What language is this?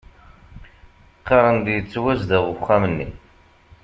Kabyle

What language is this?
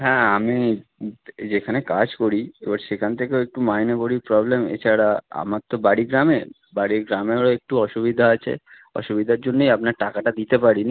Bangla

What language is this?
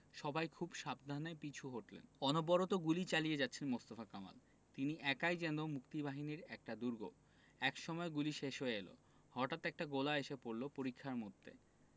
Bangla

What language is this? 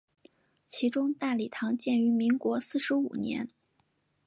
Chinese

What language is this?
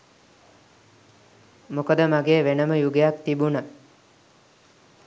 Sinhala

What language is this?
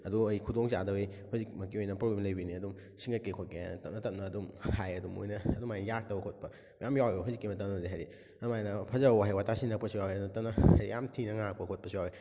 Manipuri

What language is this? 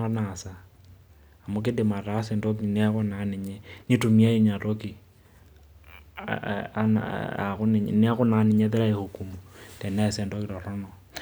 Masai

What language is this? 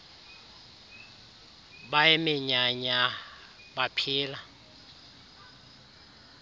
Xhosa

